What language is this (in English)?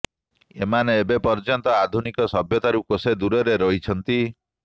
Odia